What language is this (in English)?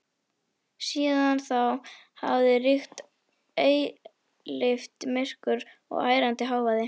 Icelandic